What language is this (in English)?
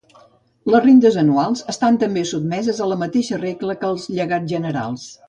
Catalan